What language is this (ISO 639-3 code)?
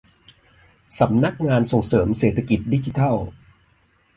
tha